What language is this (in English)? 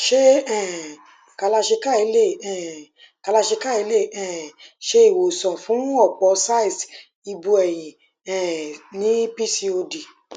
Yoruba